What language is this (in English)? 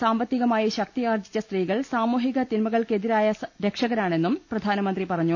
Malayalam